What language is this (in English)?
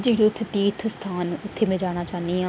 Dogri